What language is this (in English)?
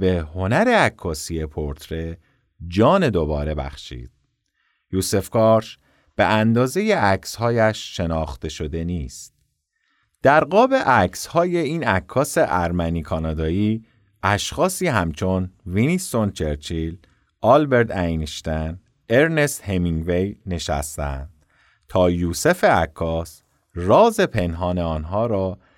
Persian